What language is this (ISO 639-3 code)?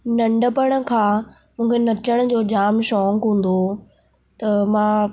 snd